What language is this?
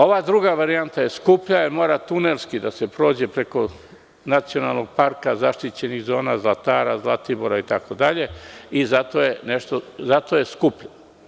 Serbian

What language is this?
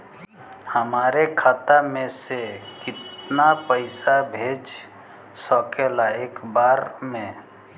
Bhojpuri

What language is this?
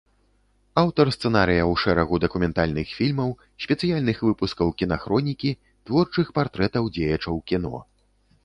Belarusian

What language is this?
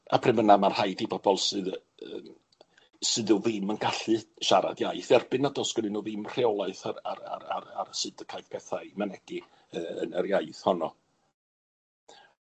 Welsh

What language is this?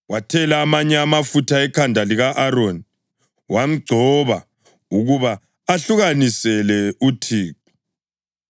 North Ndebele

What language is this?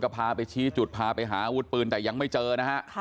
Thai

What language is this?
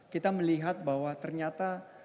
Indonesian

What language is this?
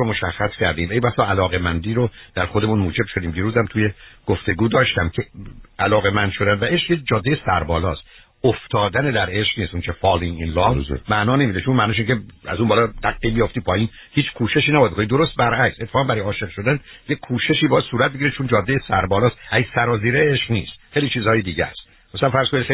Persian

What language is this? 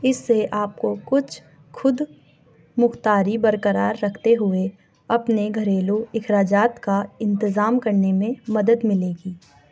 Urdu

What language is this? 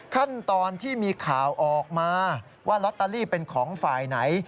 Thai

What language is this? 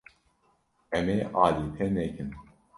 Kurdish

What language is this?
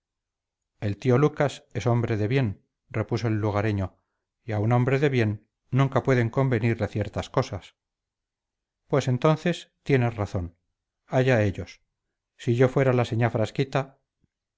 Spanish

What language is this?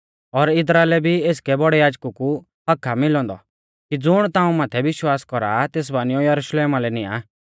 Mahasu Pahari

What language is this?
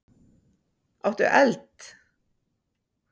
Icelandic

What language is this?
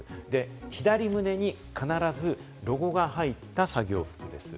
Japanese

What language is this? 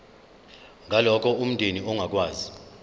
Zulu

